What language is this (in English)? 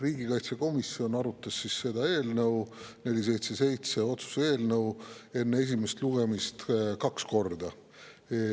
Estonian